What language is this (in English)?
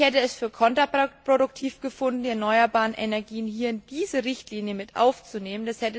German